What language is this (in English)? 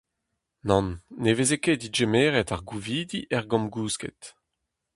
Breton